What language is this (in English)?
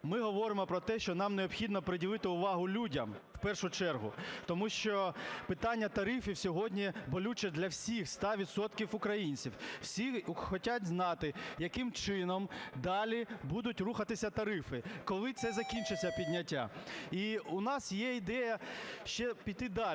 Ukrainian